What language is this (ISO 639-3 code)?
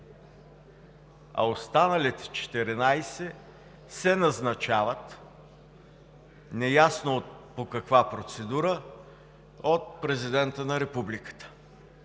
bul